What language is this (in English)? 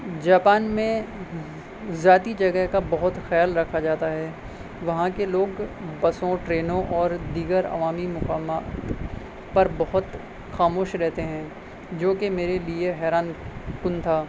Urdu